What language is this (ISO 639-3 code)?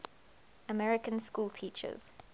eng